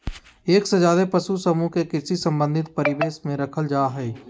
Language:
Magahi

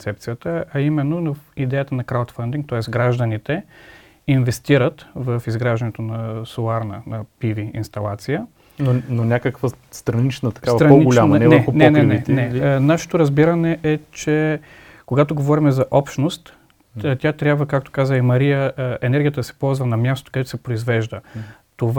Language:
Bulgarian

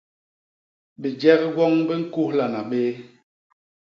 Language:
Basaa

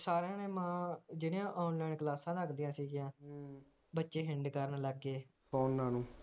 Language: Punjabi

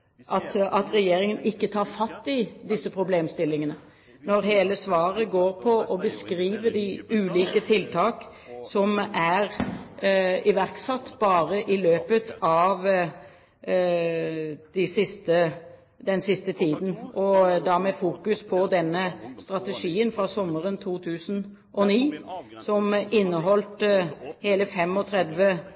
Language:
Norwegian Bokmål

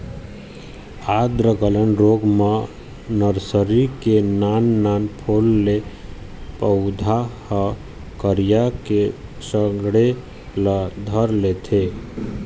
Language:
Chhattisgarhi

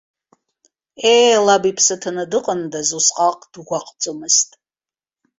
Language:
Abkhazian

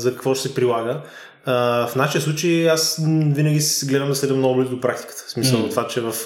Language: Bulgarian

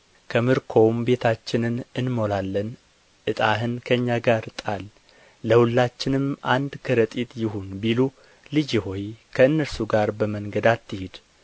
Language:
Amharic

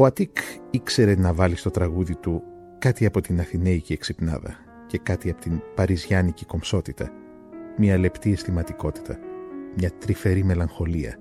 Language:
Greek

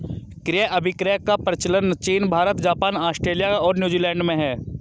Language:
Hindi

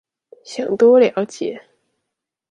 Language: Chinese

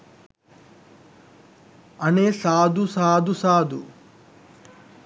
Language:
Sinhala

